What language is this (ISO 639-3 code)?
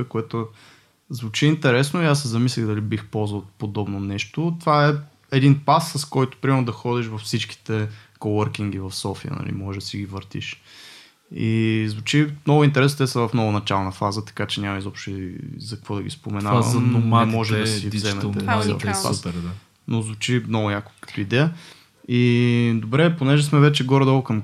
bul